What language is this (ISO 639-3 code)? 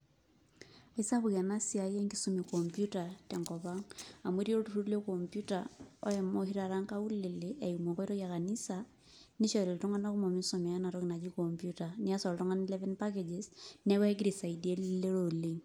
mas